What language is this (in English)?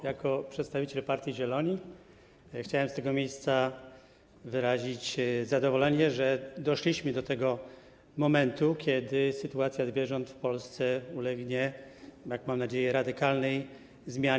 Polish